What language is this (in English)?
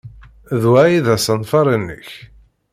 Kabyle